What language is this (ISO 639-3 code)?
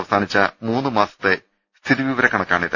mal